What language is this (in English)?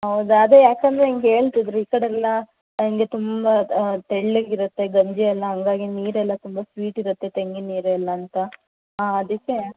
Kannada